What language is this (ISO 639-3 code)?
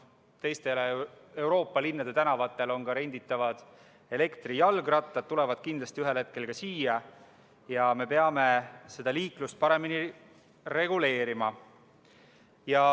est